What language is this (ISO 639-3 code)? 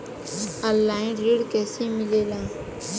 bho